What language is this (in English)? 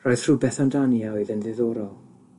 Welsh